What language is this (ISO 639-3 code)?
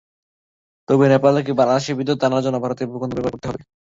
ben